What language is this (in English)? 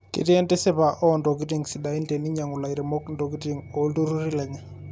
Masai